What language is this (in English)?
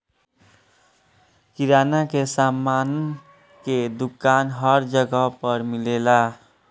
Bhojpuri